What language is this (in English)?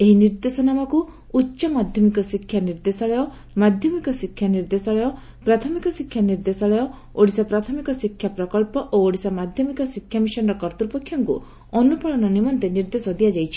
Odia